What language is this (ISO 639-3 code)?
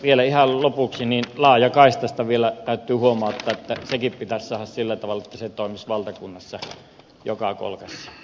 fin